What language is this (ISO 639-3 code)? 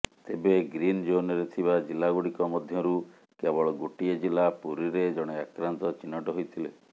ori